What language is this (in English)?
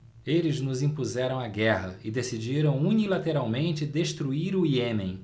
Portuguese